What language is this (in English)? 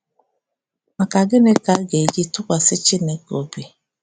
Igbo